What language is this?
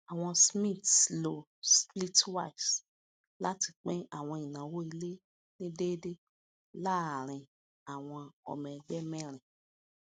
Yoruba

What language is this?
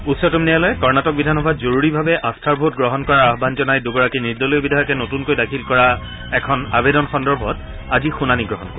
Assamese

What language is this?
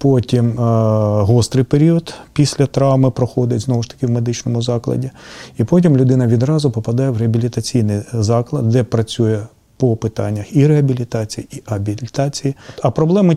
Ukrainian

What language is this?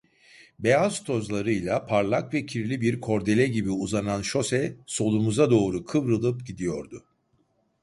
Turkish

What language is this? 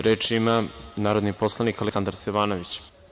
Serbian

